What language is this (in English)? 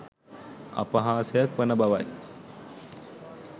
Sinhala